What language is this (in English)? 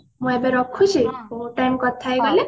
Odia